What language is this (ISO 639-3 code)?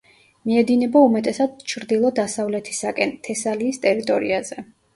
kat